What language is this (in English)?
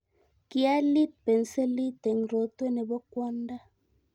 Kalenjin